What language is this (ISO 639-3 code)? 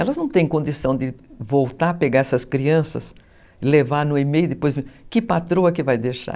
por